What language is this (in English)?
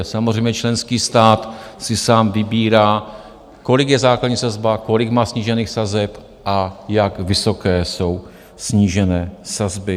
Czech